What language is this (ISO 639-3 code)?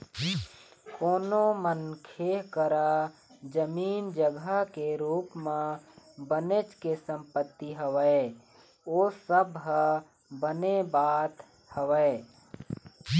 hne